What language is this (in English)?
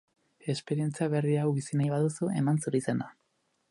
Basque